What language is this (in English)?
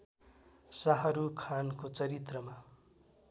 Nepali